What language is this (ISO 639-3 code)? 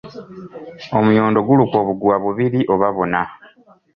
lug